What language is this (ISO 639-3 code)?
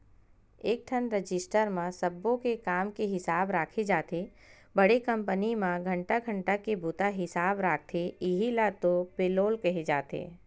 hne